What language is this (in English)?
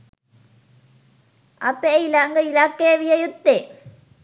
Sinhala